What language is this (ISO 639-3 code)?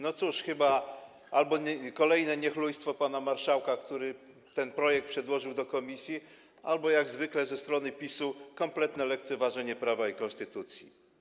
pol